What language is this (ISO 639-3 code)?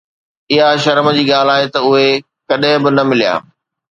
snd